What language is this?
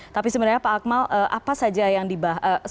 Indonesian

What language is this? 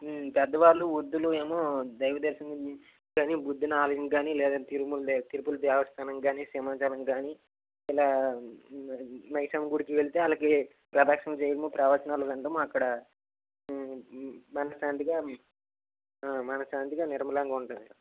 Telugu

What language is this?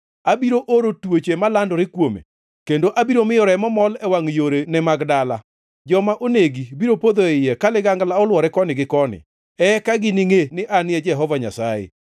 Luo (Kenya and Tanzania)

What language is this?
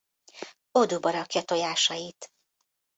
Hungarian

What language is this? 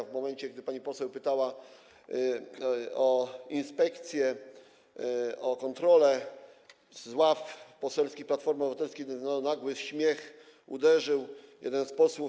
Polish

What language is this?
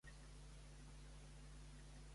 Catalan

